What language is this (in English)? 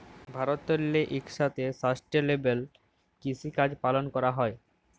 Bangla